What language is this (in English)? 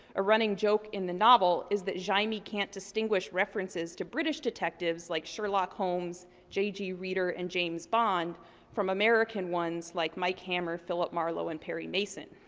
English